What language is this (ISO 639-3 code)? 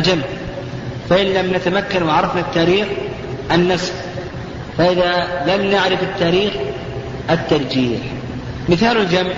ara